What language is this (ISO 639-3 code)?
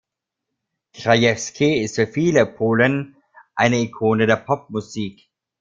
deu